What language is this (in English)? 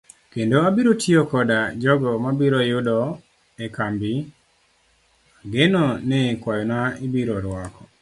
Luo (Kenya and Tanzania)